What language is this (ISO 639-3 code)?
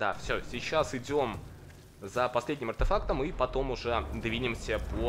rus